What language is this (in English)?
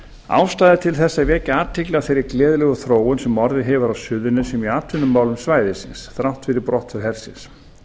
Icelandic